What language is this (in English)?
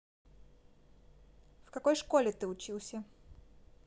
Russian